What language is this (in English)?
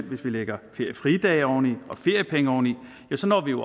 Danish